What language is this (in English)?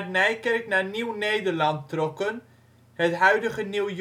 Dutch